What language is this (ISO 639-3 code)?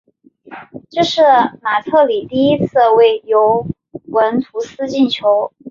zho